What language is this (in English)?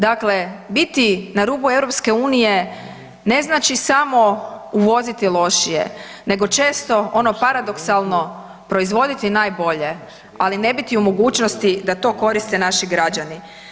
Croatian